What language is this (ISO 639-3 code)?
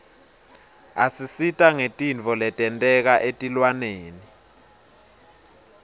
ssw